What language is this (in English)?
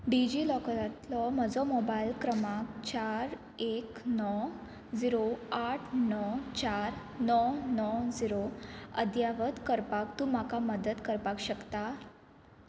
Konkani